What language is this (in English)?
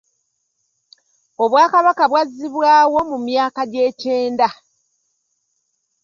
Ganda